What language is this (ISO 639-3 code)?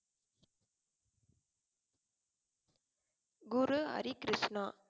tam